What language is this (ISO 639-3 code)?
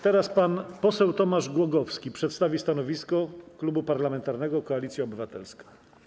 pol